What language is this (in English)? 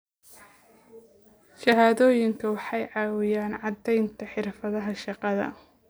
Somali